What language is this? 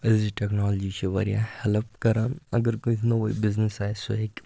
Kashmiri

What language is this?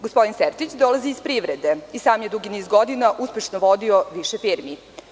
Serbian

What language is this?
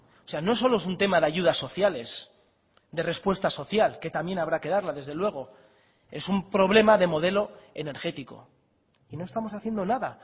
Spanish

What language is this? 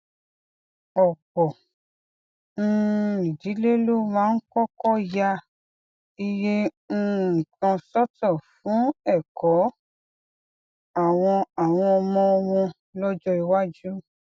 Yoruba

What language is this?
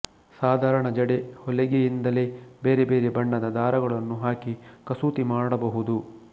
Kannada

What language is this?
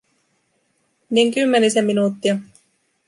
Finnish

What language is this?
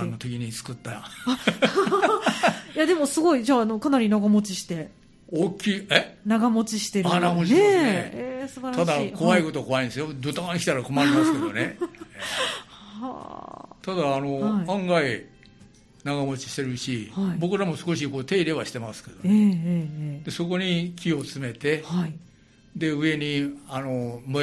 Japanese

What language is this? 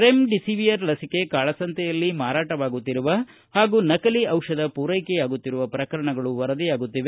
Kannada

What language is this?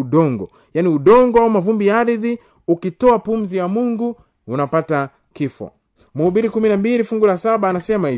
Swahili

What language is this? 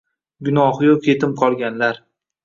Uzbek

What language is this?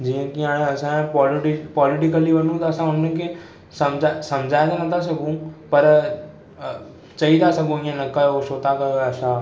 Sindhi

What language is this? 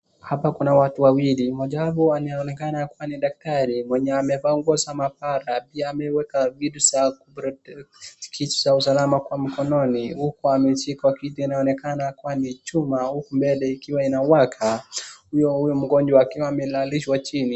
Swahili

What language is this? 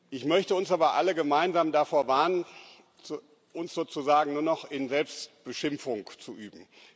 German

